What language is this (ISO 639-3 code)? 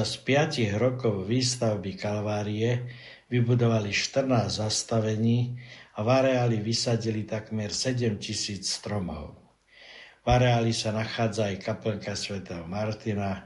slk